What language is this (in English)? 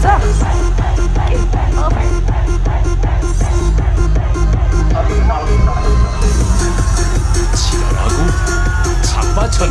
Korean